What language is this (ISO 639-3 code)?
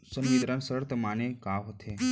hne